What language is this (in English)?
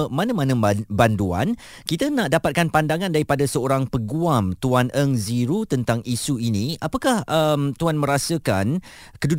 Malay